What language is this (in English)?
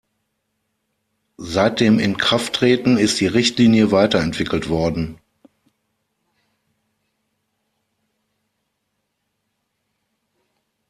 German